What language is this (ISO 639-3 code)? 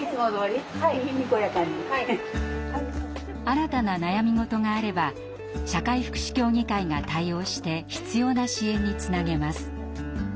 jpn